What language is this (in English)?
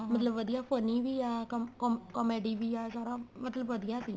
Punjabi